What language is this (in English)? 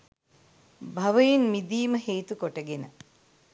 Sinhala